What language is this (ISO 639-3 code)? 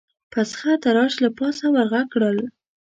pus